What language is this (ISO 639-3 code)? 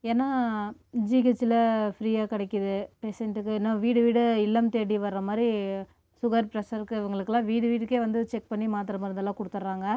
tam